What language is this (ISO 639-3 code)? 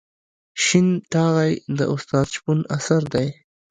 pus